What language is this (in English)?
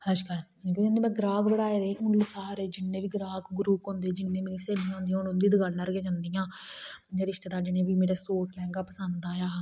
Dogri